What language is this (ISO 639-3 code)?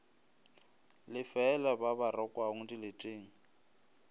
nso